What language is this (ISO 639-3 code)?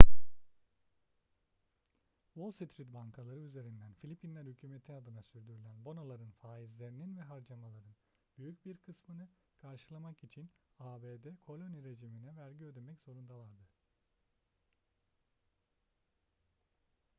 tur